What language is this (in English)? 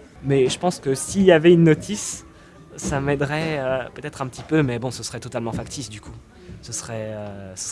French